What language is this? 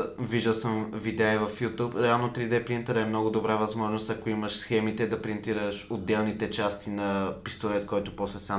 Bulgarian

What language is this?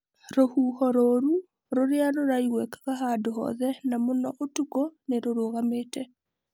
Kikuyu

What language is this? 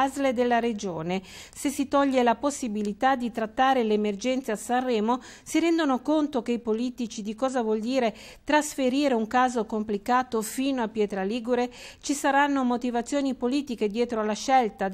Italian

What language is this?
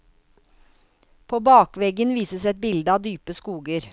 Norwegian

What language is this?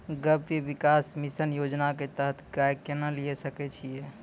Maithili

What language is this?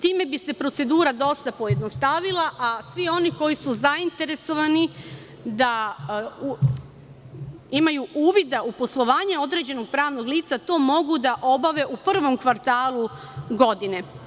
Serbian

